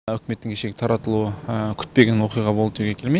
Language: Kazakh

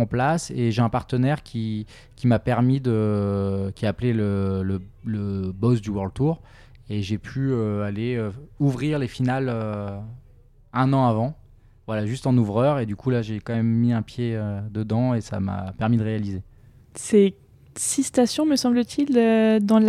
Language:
French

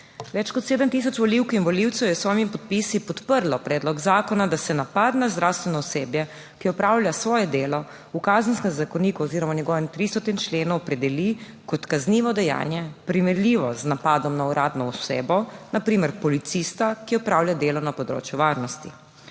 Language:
Slovenian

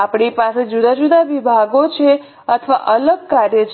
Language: Gujarati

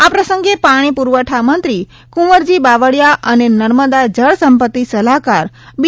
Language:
Gujarati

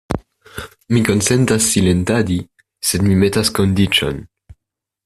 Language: Esperanto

